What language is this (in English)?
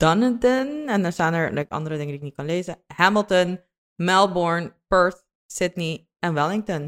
Dutch